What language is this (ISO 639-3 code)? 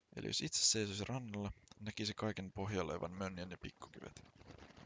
fin